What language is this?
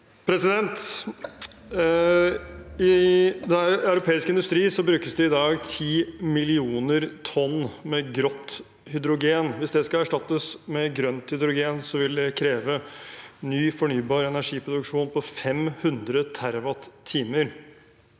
Norwegian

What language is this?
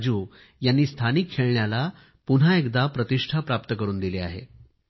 Marathi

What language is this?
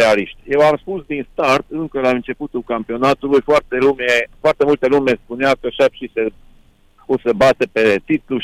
Romanian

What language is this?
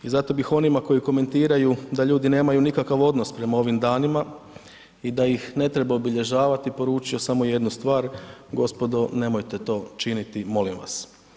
Croatian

